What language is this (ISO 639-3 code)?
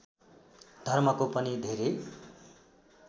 nep